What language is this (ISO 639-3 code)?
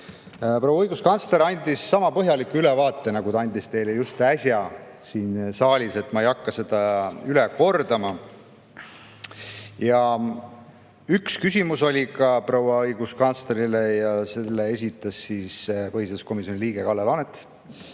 est